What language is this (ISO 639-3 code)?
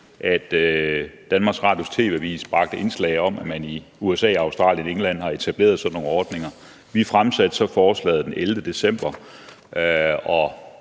dan